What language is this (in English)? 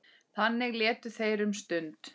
Icelandic